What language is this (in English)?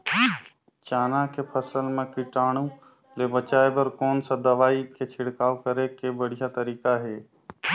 Chhattisgarhi